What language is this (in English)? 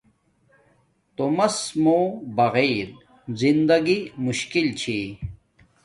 Domaaki